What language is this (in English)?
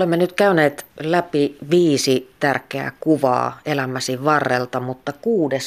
Finnish